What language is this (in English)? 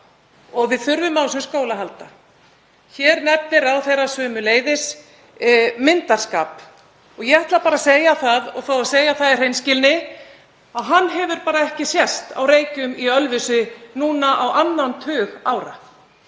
Icelandic